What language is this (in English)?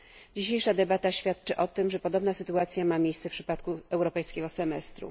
Polish